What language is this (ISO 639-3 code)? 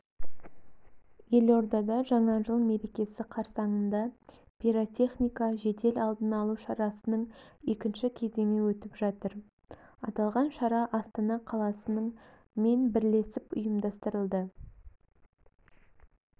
kaz